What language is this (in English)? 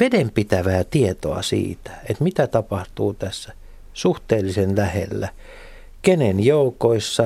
Finnish